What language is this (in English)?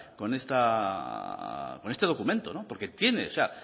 Spanish